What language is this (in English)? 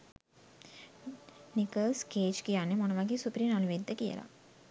Sinhala